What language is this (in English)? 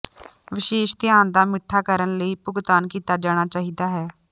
Punjabi